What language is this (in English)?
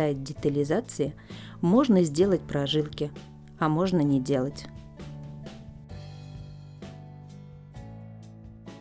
Russian